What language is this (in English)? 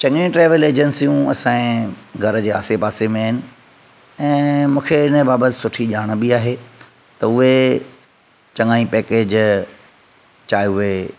Sindhi